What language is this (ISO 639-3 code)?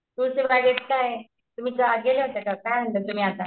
mar